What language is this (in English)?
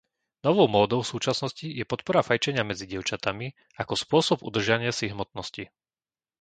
Slovak